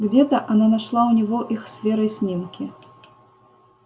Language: Russian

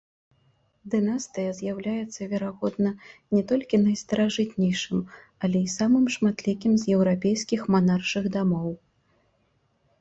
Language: Belarusian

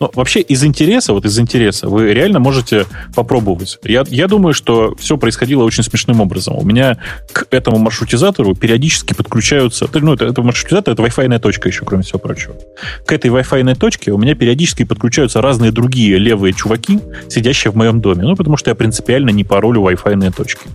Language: Russian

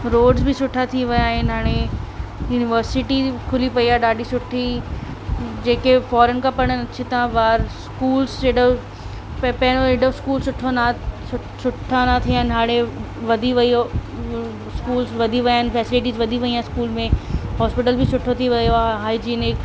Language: Sindhi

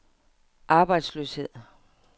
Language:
Danish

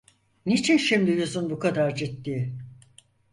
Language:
Turkish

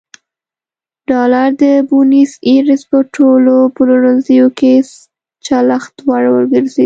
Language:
Pashto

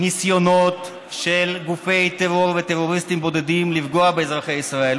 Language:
Hebrew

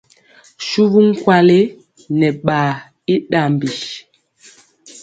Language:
Mpiemo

